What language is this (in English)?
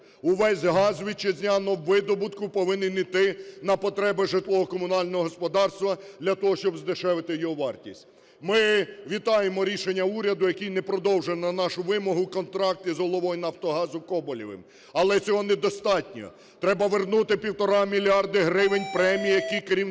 Ukrainian